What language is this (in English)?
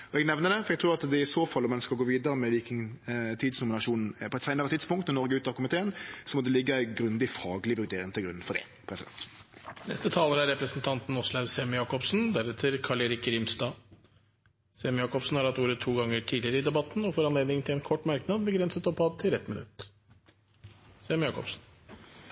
Norwegian